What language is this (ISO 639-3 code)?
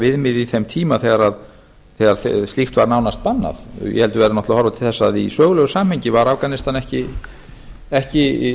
isl